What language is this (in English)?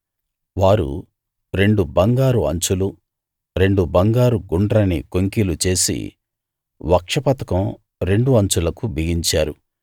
Telugu